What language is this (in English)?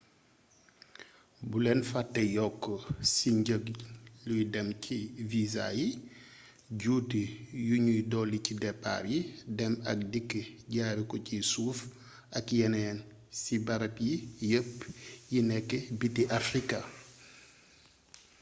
Wolof